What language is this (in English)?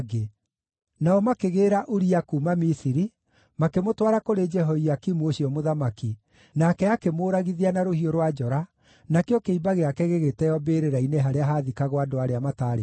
Kikuyu